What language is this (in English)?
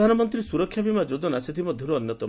Odia